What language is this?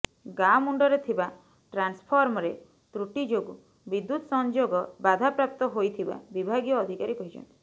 Odia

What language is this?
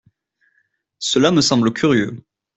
French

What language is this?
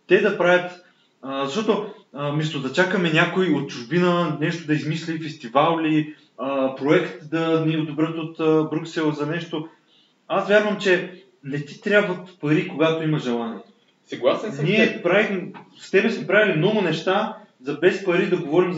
Bulgarian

